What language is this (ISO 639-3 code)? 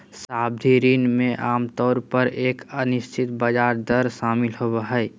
mag